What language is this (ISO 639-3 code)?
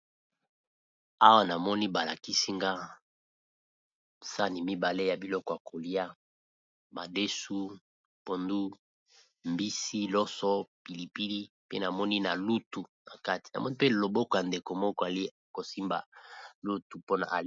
lin